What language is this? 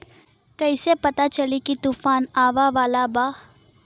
Bhojpuri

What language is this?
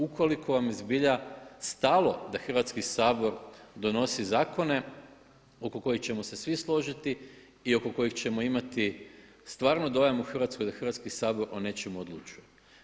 Croatian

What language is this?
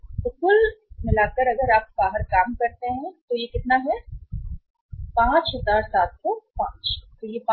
Hindi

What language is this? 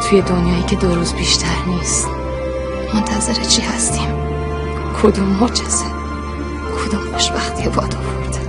Persian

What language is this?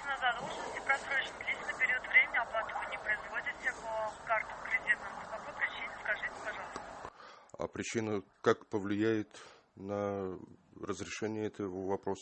Russian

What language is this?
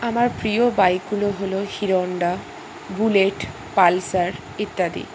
Bangla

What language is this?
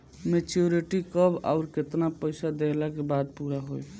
Bhojpuri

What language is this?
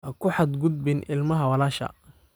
Somali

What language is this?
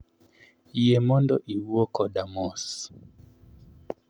Luo (Kenya and Tanzania)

